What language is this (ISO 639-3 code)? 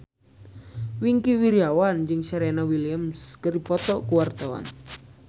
sun